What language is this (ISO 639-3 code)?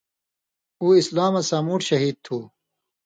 mvy